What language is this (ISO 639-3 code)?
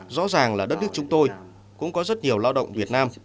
vie